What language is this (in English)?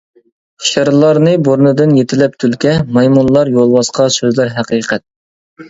Uyghur